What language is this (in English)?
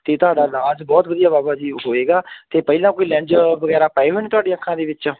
Punjabi